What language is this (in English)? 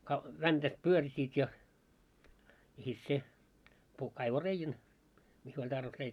Finnish